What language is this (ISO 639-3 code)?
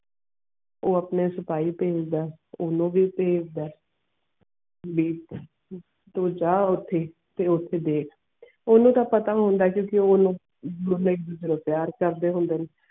pan